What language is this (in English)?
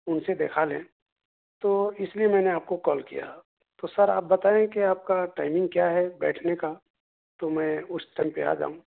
Urdu